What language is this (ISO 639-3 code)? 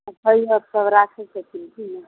mai